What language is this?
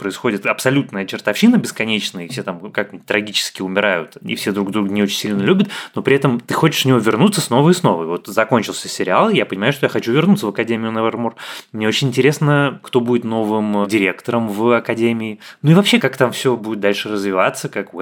Russian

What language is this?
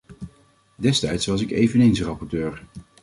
Dutch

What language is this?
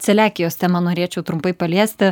Lithuanian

